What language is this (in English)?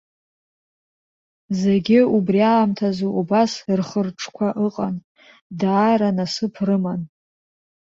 Abkhazian